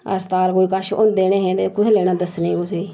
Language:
Dogri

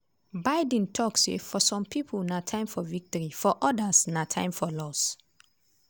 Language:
Nigerian Pidgin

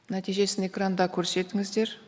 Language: Kazakh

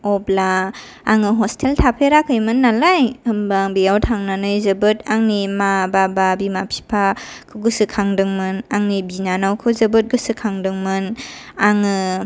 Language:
Bodo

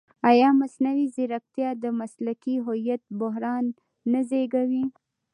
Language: Pashto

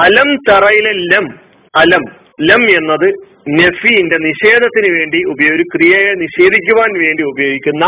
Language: Malayalam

